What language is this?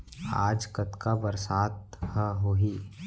Chhattisgarhi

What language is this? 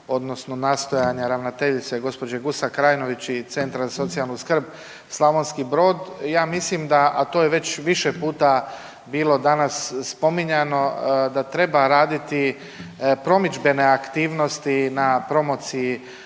Croatian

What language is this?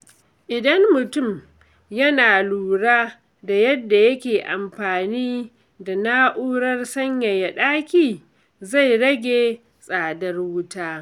Hausa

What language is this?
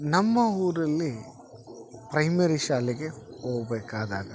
Kannada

